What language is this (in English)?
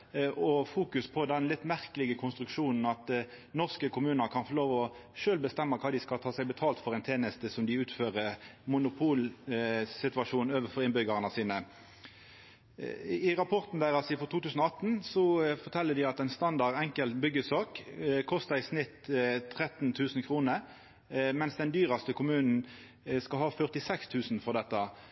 Norwegian Nynorsk